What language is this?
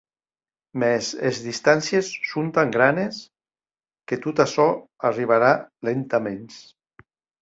Occitan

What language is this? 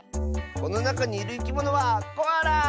Japanese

